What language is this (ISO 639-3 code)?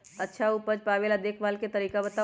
mag